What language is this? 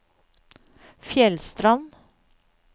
Norwegian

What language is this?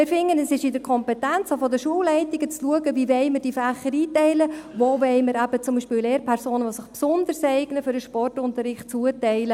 Swiss German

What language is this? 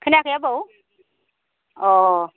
Bodo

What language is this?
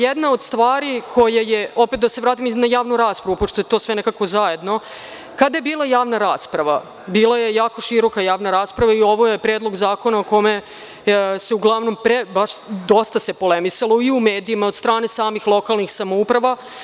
Serbian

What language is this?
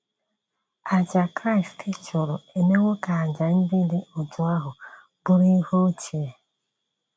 Igbo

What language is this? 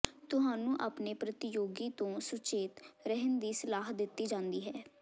Punjabi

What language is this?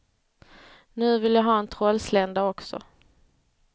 Swedish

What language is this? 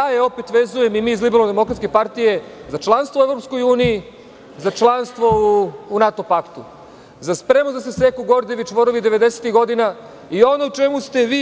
Serbian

